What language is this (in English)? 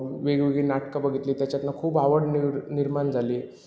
Marathi